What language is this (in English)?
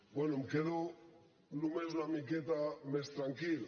Catalan